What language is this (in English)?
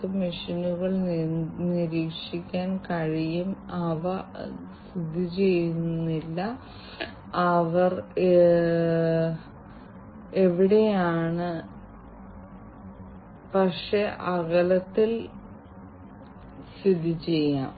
Malayalam